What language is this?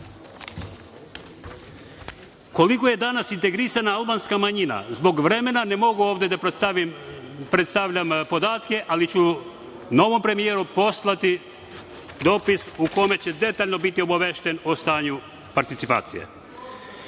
Serbian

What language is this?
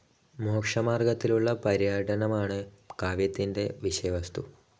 Malayalam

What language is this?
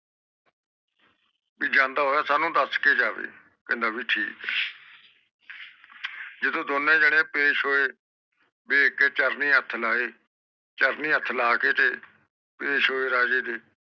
Punjabi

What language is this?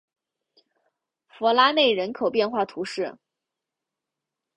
Chinese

